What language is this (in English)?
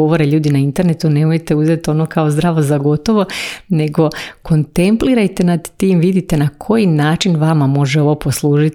Croatian